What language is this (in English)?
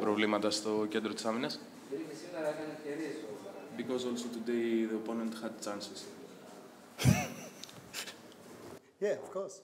Greek